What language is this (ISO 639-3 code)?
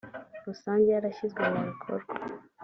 kin